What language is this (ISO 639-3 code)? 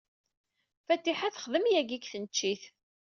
kab